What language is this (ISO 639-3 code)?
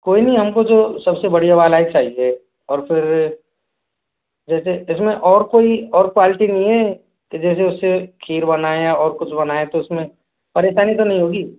hin